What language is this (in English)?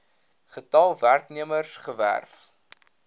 Afrikaans